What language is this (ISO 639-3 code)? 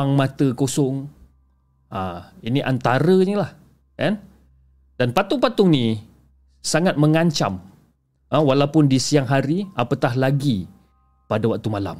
msa